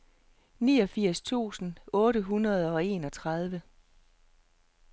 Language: Danish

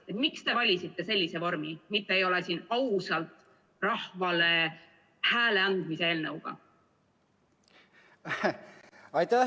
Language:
Estonian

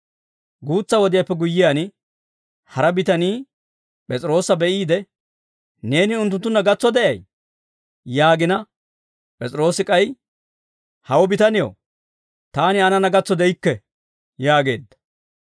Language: Dawro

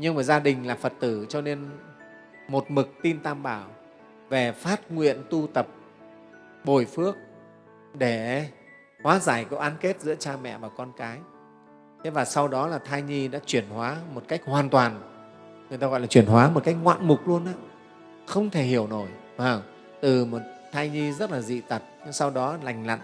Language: Vietnamese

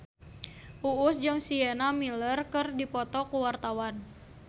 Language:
Sundanese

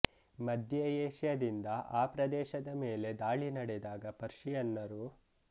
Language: Kannada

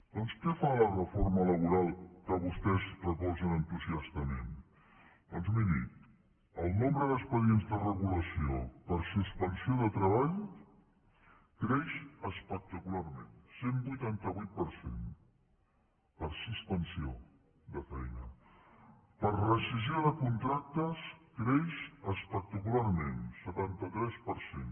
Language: Catalan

